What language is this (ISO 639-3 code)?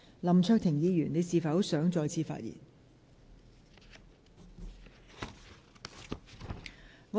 yue